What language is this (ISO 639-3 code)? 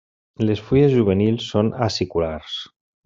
cat